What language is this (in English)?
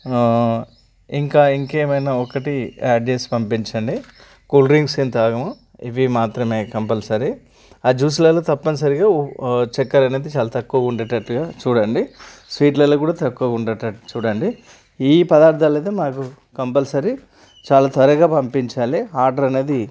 Telugu